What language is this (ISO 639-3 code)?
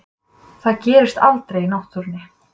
isl